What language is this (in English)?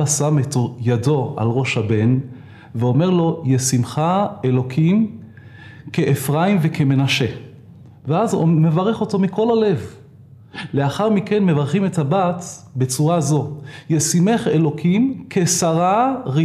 Hebrew